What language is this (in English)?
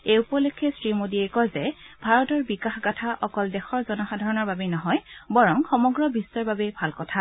Assamese